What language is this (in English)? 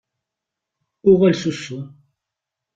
Kabyle